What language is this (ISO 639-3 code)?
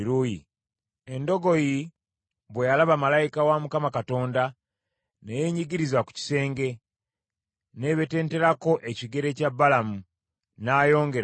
lug